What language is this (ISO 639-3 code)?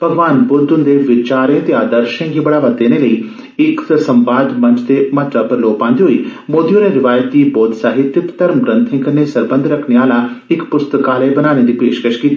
doi